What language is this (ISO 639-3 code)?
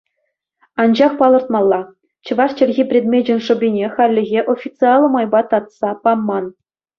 chv